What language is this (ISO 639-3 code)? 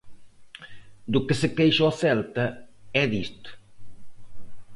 glg